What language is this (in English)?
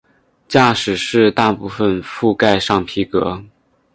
Chinese